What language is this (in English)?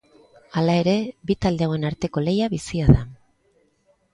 Basque